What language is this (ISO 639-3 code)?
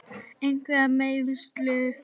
isl